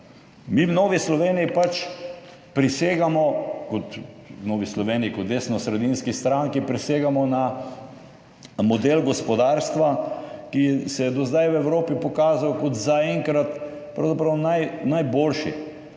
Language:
Slovenian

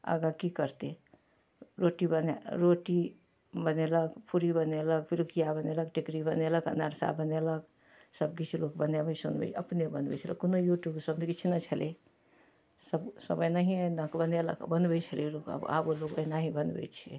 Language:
Maithili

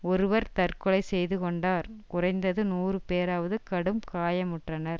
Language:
Tamil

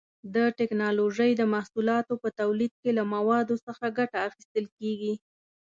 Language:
Pashto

